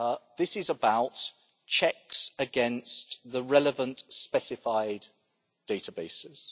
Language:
English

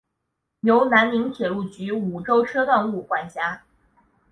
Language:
Chinese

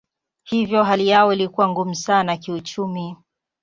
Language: Swahili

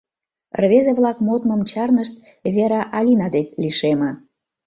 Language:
Mari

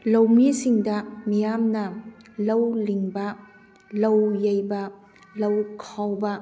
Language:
Manipuri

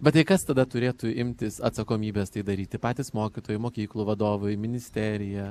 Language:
Lithuanian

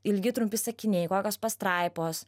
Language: Lithuanian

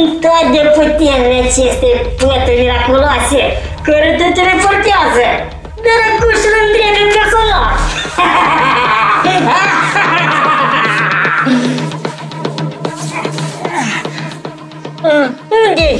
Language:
Romanian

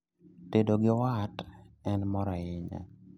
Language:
Luo (Kenya and Tanzania)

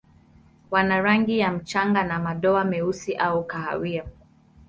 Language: Swahili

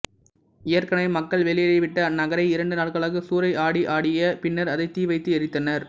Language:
Tamil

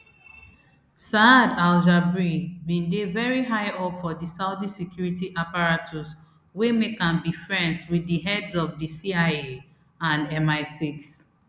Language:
Nigerian Pidgin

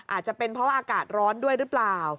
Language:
Thai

